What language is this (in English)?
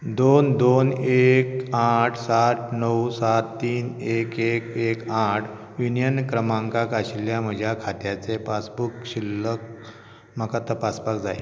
Konkani